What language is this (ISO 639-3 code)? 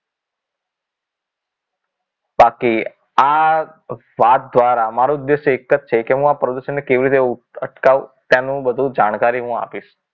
guj